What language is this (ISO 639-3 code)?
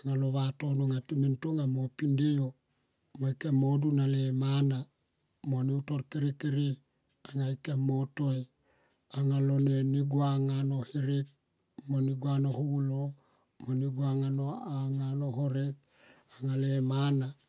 tqp